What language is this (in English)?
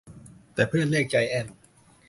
Thai